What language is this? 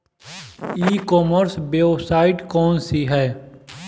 Bhojpuri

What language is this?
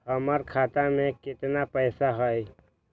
Magahi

